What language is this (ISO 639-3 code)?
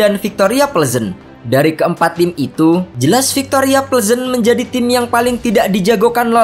ind